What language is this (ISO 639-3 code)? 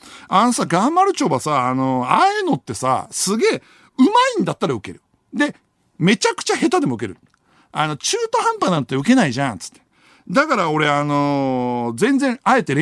jpn